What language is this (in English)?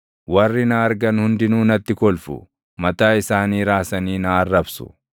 Oromo